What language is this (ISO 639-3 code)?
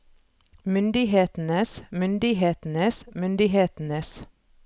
nor